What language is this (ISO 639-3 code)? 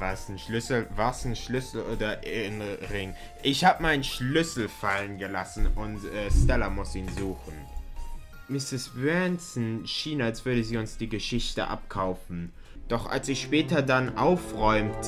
deu